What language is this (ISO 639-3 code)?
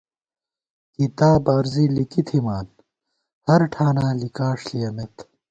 gwt